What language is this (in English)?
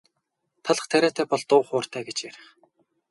Mongolian